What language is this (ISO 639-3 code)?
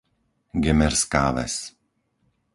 slk